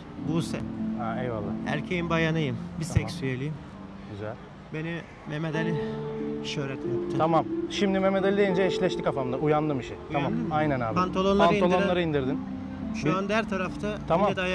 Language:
Turkish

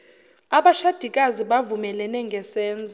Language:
Zulu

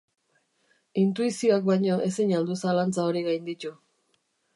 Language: Basque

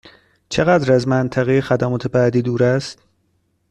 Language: Persian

